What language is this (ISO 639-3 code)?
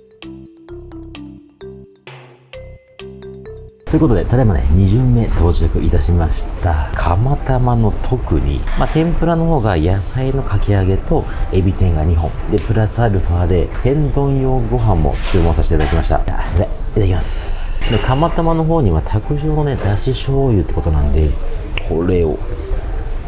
jpn